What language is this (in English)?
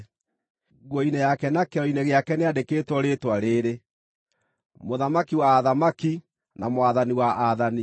Kikuyu